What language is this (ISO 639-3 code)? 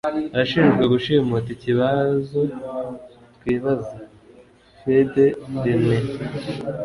kin